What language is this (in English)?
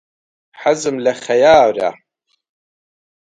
Central Kurdish